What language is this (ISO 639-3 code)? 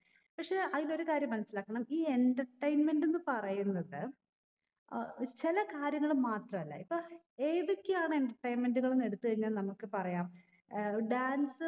mal